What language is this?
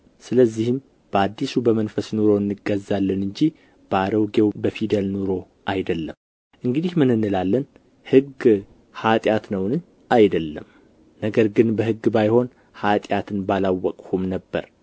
Amharic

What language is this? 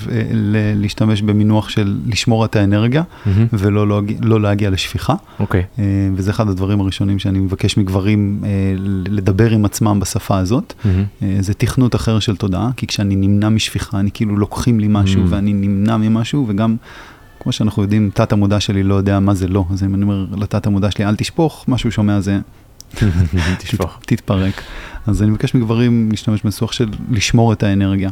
Hebrew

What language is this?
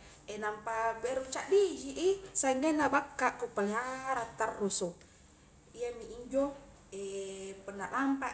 Highland Konjo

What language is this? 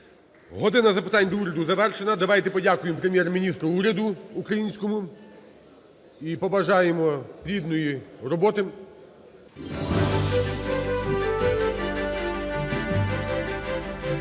Ukrainian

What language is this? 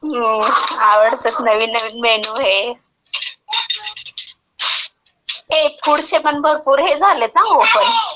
Marathi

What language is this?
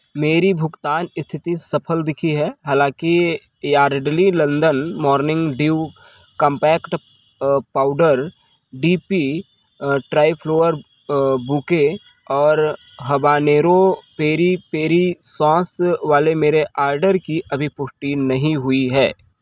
Hindi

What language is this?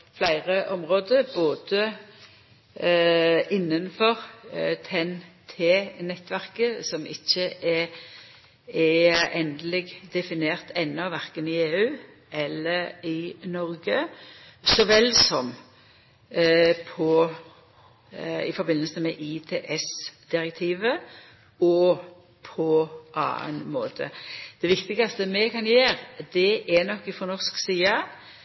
Norwegian Nynorsk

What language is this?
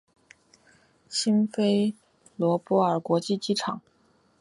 Chinese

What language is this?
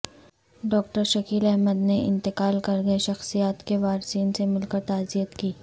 Urdu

